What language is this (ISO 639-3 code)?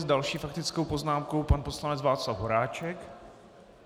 ces